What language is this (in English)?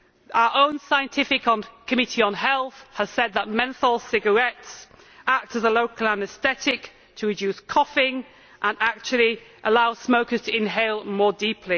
English